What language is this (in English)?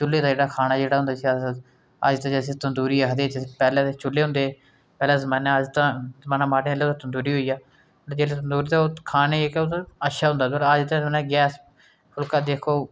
Dogri